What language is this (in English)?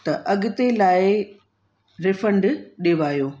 Sindhi